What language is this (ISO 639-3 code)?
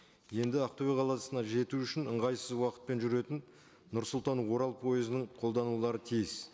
kaz